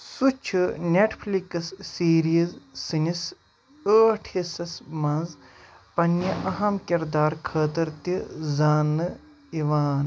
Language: Kashmiri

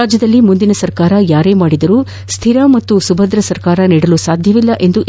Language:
Kannada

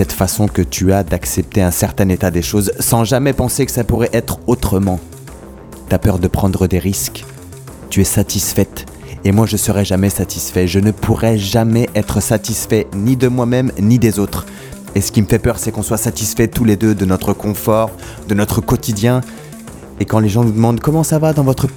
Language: French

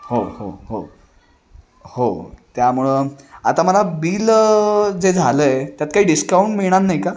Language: Marathi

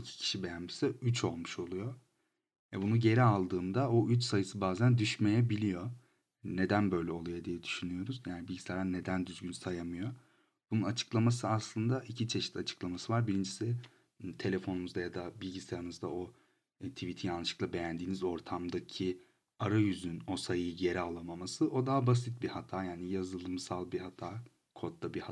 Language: Turkish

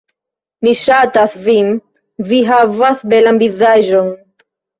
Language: Esperanto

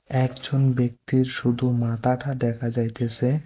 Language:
Bangla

